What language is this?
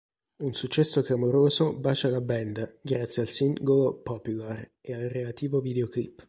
Italian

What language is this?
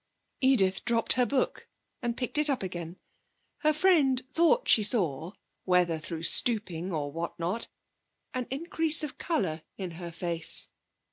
English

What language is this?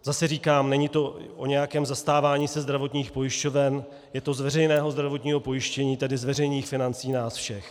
Czech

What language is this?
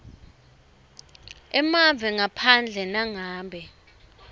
Swati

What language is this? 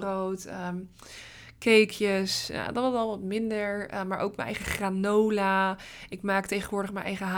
Dutch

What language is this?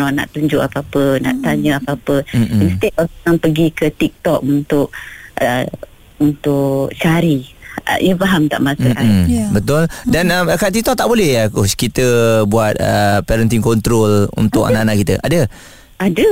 Malay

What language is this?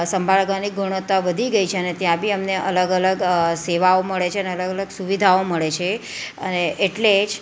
Gujarati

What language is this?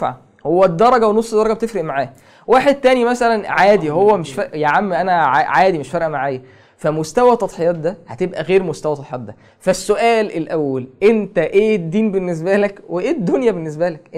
Arabic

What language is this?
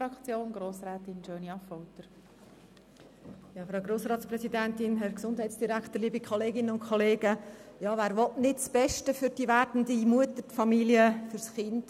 Swiss German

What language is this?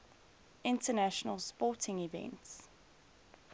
English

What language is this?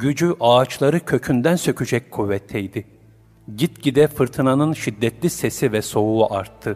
Turkish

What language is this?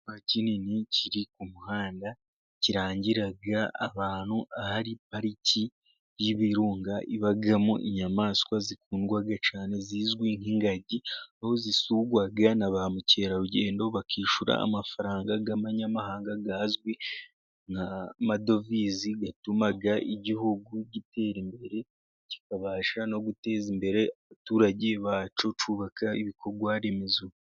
Kinyarwanda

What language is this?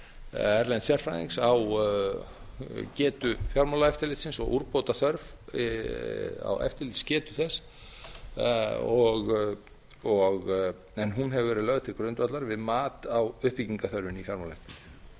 Icelandic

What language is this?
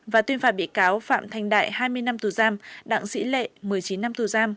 Vietnamese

